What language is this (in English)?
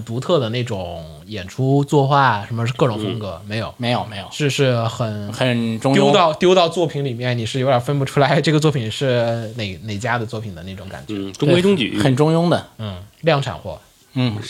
Chinese